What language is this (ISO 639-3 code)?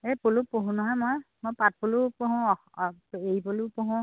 asm